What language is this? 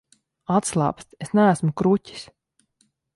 Latvian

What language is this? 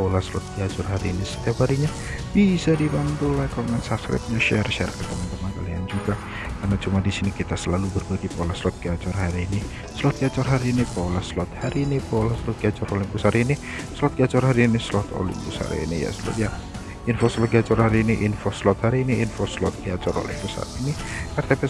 Indonesian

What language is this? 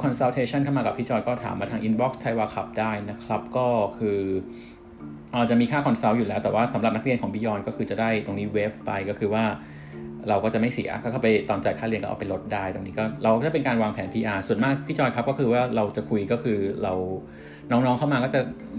Thai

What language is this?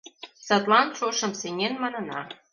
Mari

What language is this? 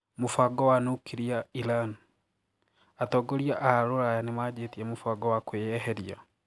Kikuyu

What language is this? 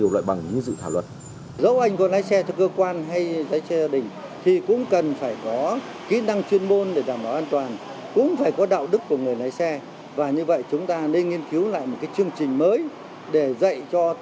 Vietnamese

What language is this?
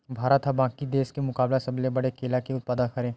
Chhattisgarhi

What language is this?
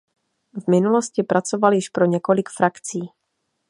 Czech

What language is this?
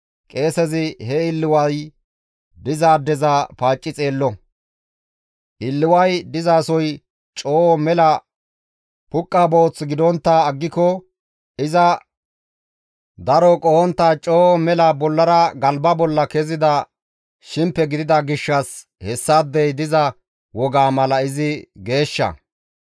Gamo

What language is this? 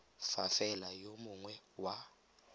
Tswana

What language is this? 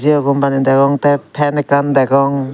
Chakma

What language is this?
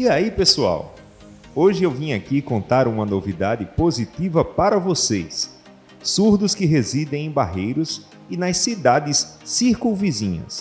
Portuguese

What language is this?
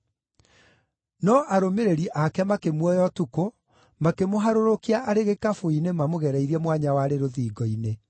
Kikuyu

